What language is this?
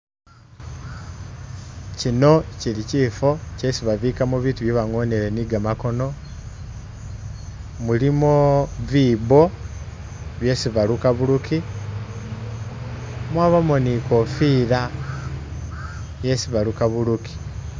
Masaaba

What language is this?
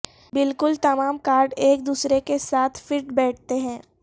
Urdu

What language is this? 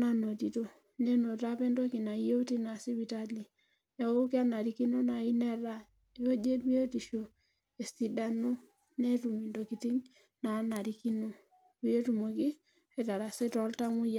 Masai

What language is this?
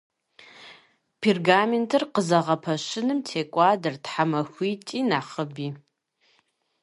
Kabardian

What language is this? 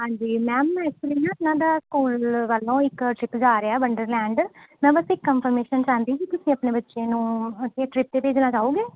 Punjabi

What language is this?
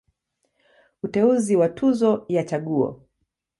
Swahili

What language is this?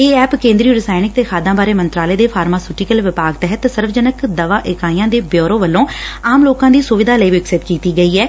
Punjabi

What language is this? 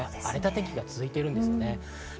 Japanese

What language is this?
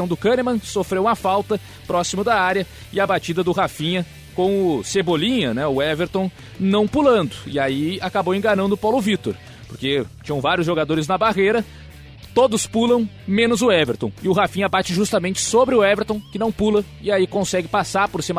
Portuguese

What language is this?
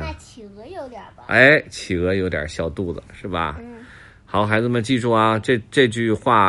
Chinese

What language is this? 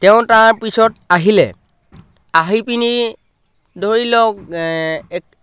Assamese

